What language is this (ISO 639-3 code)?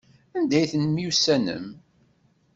kab